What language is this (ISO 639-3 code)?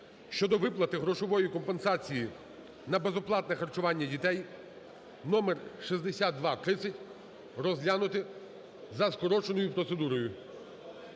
ukr